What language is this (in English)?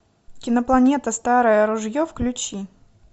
Russian